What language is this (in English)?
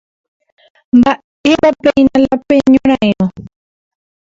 Guarani